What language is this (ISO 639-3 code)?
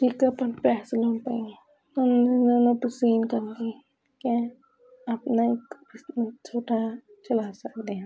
pan